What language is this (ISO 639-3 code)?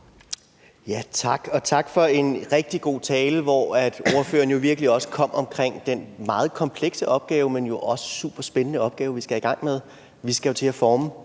dan